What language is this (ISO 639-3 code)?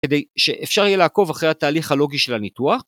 heb